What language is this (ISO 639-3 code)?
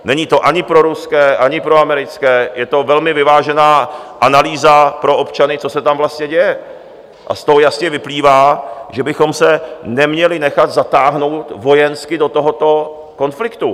ces